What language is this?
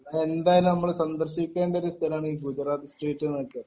Malayalam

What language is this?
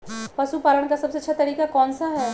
Magahi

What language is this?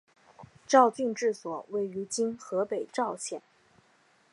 Chinese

